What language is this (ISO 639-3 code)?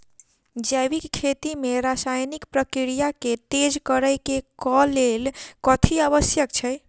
mai